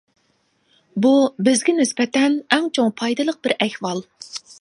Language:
Uyghur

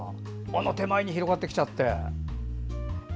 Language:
Japanese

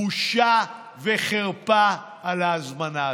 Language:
Hebrew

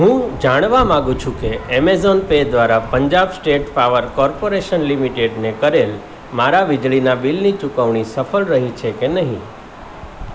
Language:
Gujarati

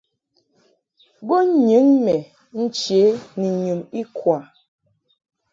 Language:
Mungaka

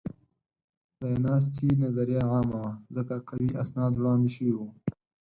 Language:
Pashto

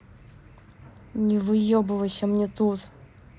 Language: Russian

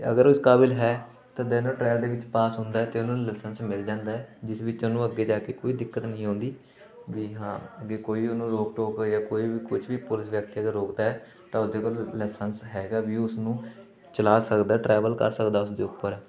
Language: Punjabi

